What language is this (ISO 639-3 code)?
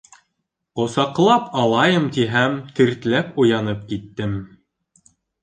bak